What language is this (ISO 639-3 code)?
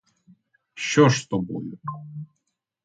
ukr